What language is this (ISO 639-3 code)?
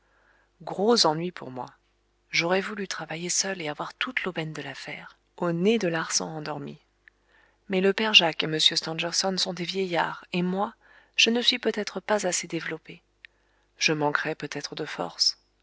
fra